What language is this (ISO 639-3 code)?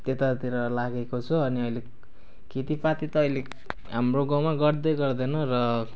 nep